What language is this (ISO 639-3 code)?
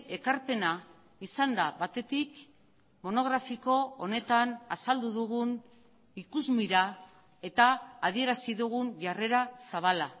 eus